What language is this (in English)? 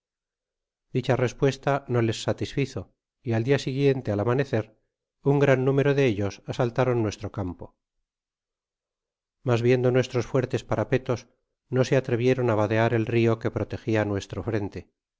Spanish